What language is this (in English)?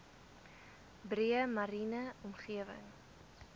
Afrikaans